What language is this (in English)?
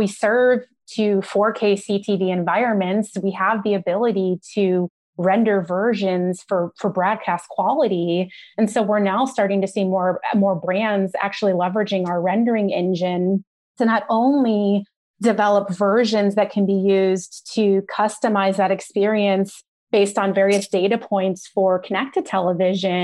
English